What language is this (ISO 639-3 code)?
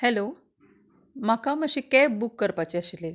kok